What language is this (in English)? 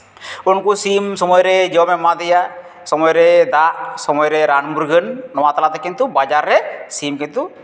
Santali